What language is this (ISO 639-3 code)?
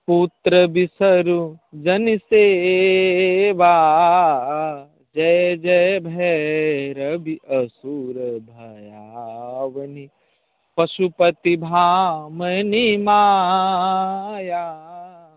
mai